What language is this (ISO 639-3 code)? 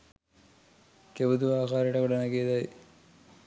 sin